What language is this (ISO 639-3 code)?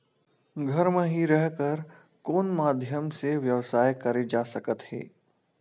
hne